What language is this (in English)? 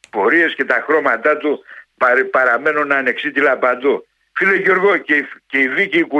Greek